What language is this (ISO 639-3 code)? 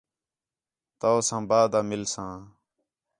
xhe